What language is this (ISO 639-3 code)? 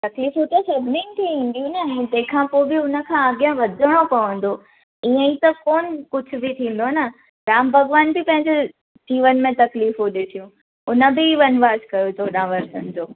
snd